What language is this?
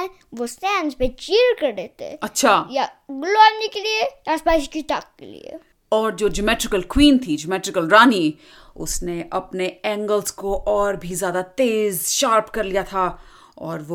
Hindi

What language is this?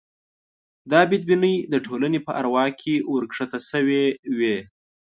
Pashto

